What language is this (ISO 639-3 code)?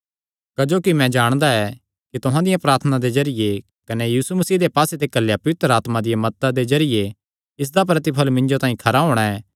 xnr